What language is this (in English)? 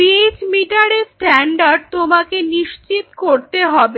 Bangla